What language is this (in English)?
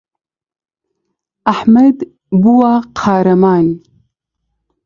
Central Kurdish